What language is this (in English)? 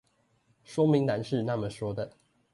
Chinese